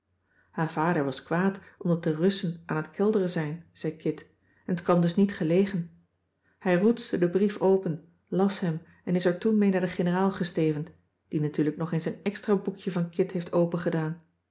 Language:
Dutch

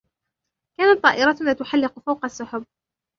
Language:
Arabic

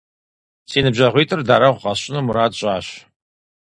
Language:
Kabardian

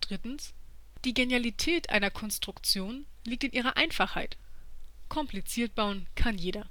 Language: German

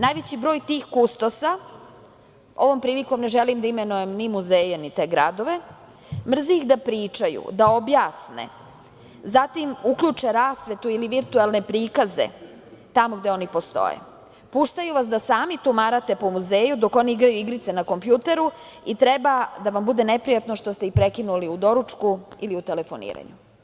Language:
Serbian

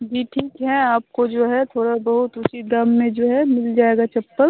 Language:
Hindi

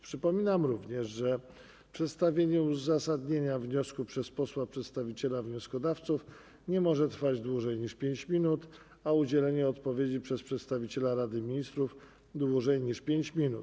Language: Polish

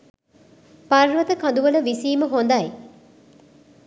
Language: Sinhala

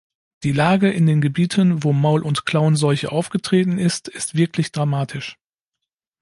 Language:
German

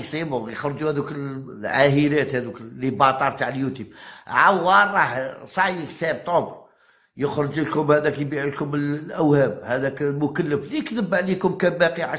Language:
Arabic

